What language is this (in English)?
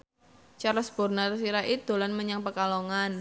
Javanese